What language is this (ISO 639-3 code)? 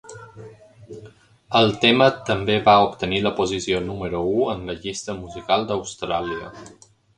cat